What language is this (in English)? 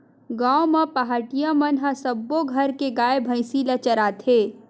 Chhattisgarhi